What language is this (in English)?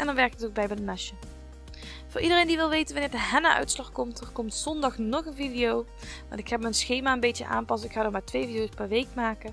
Dutch